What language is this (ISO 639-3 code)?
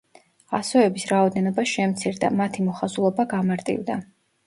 kat